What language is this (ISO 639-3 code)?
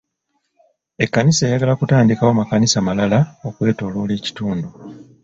lug